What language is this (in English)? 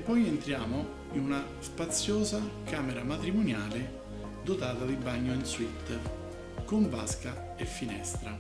Italian